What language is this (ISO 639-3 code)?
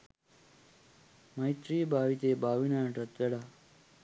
sin